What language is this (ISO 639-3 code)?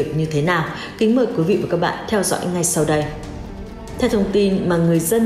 vie